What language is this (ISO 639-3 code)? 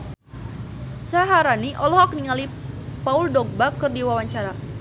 sun